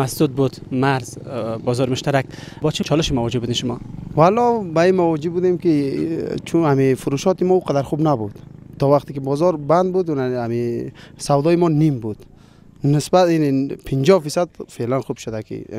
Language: Persian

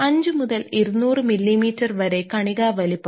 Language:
Malayalam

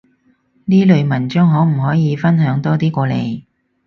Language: Cantonese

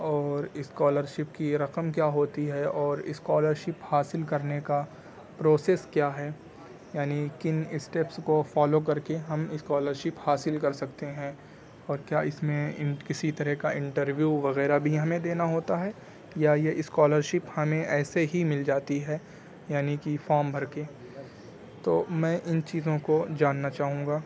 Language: Urdu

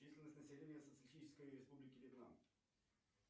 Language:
Russian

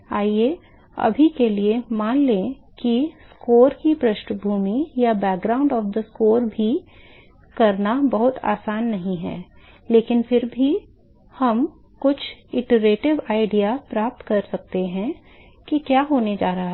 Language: Hindi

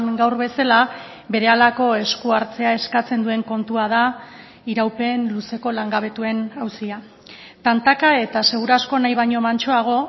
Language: Basque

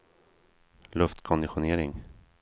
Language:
Swedish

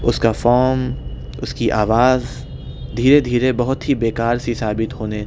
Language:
Urdu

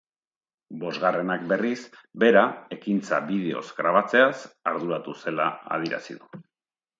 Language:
Basque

